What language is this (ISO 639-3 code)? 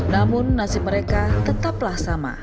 ind